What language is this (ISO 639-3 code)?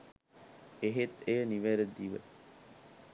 sin